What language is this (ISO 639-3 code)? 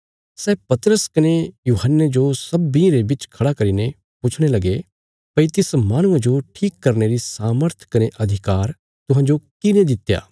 kfs